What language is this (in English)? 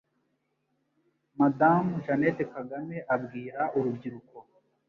Kinyarwanda